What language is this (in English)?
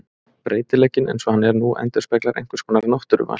Icelandic